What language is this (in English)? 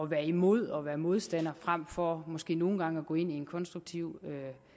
Danish